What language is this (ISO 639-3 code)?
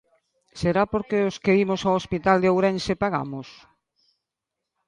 glg